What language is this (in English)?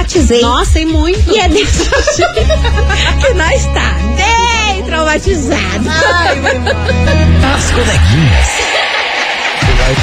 Portuguese